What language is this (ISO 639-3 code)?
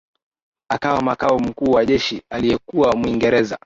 swa